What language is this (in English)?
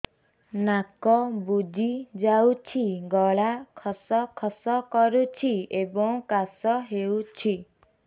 Odia